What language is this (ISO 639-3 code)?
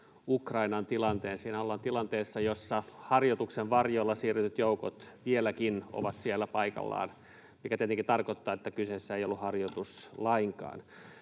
fin